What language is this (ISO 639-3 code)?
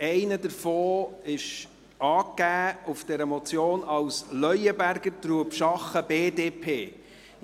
gsw